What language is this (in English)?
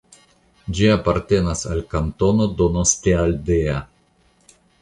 Esperanto